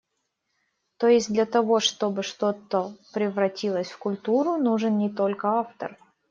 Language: Russian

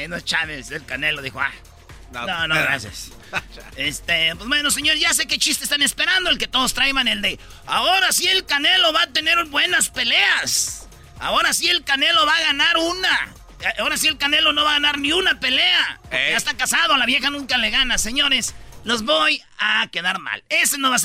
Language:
Spanish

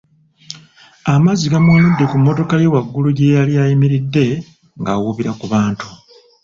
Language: Ganda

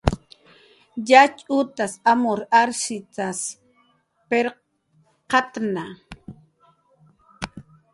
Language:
Jaqaru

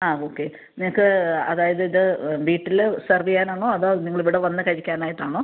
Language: Malayalam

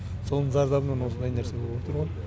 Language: Kazakh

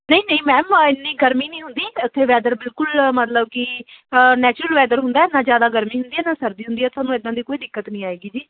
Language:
Punjabi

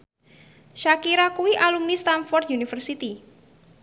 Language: Javanese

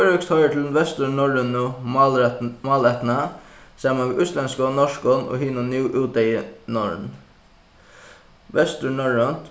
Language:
Faroese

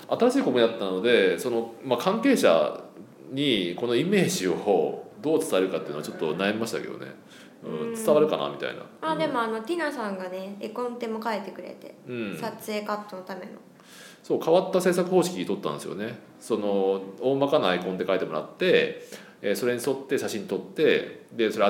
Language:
Japanese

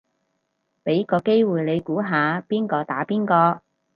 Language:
Cantonese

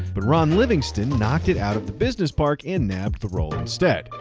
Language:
English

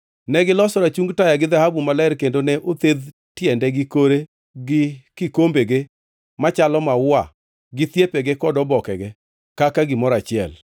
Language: Luo (Kenya and Tanzania)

